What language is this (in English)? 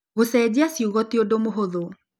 Kikuyu